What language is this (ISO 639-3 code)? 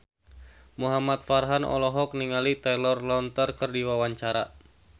sun